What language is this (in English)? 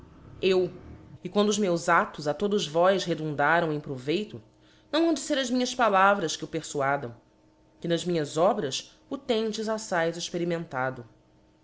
Portuguese